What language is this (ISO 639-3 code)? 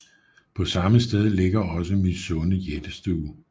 dan